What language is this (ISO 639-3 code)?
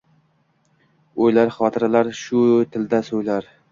uzb